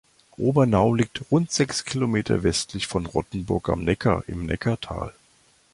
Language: German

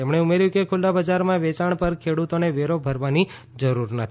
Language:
Gujarati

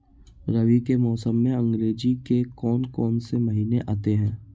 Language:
Hindi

